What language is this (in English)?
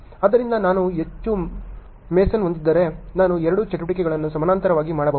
Kannada